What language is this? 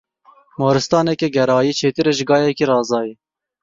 Kurdish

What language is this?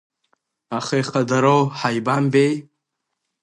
Abkhazian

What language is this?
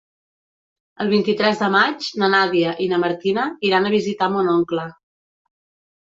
Catalan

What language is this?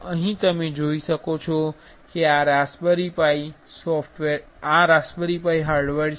Gujarati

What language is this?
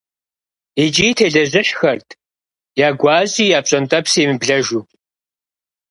Kabardian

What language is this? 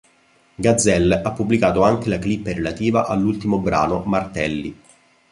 Italian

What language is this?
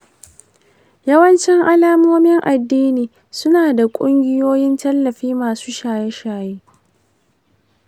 Hausa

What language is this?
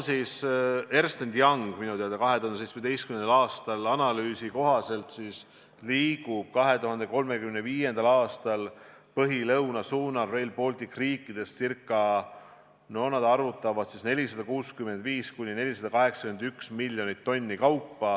Estonian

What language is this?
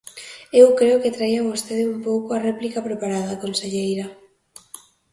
Galician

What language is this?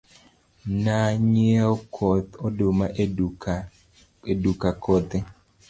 Luo (Kenya and Tanzania)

